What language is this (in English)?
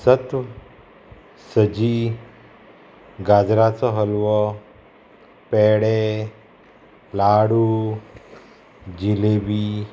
Konkani